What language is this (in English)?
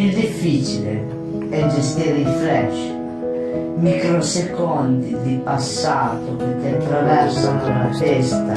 Italian